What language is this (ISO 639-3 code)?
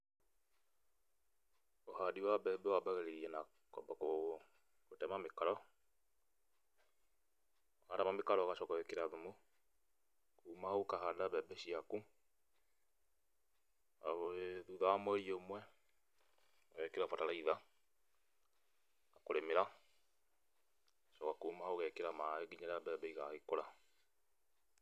kik